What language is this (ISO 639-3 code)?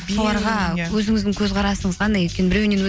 kaz